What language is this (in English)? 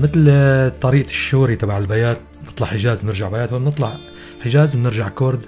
Arabic